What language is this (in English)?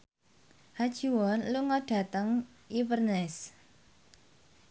Javanese